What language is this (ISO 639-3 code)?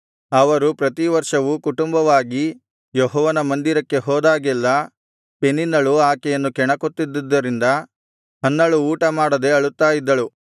kan